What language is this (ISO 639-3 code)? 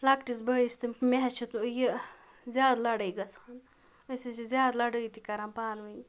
kas